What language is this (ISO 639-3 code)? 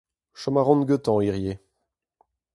bre